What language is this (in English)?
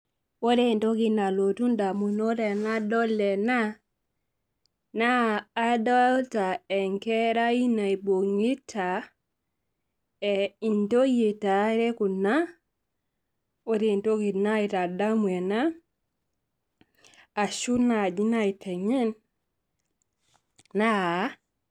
Masai